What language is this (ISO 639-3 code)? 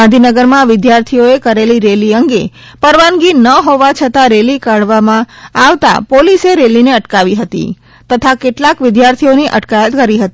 guj